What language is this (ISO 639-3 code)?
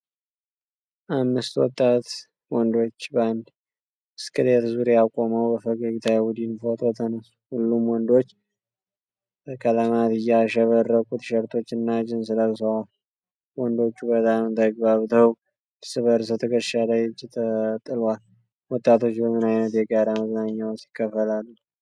amh